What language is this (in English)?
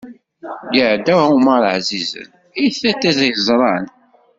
Kabyle